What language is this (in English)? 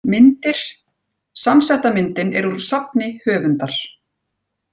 Icelandic